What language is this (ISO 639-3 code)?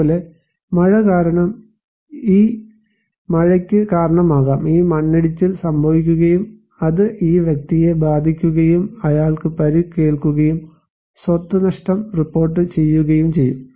mal